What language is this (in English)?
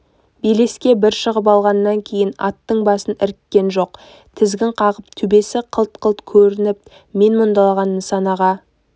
Kazakh